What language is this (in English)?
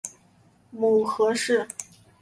Chinese